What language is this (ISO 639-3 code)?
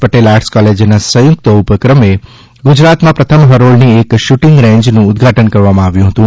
guj